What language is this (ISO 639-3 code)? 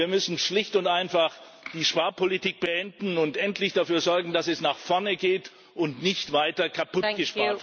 deu